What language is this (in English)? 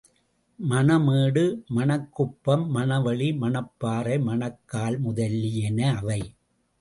Tamil